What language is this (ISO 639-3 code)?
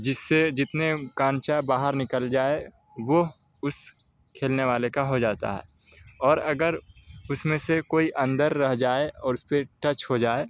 urd